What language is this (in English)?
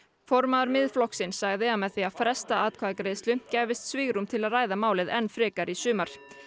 Icelandic